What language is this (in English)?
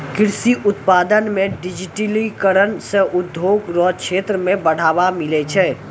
Maithili